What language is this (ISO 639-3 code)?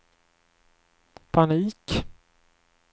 swe